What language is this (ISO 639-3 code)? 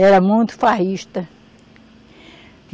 por